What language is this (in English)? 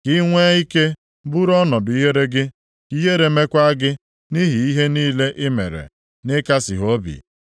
Igbo